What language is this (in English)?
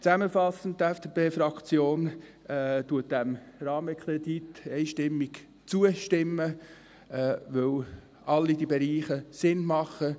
Swiss German